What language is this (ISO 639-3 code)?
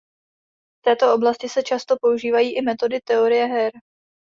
ces